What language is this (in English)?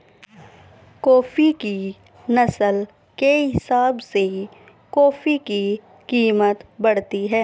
Hindi